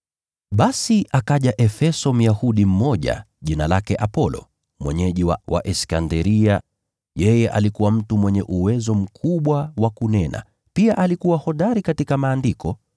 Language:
Swahili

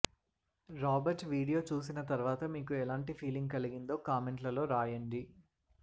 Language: Telugu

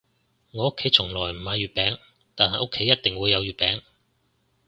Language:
Cantonese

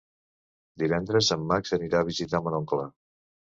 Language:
Catalan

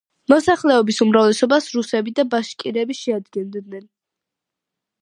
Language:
Georgian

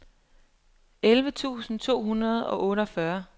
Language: Danish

